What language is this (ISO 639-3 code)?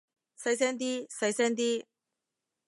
yue